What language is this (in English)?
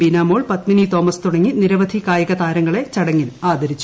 Malayalam